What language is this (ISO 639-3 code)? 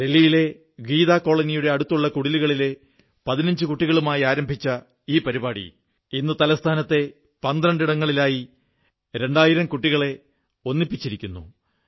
mal